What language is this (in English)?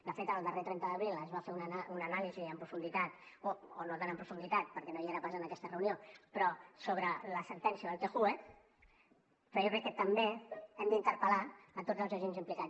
Catalan